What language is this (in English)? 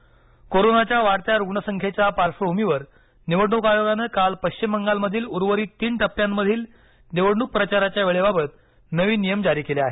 Marathi